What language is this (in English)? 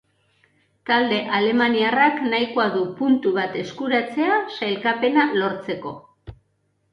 Basque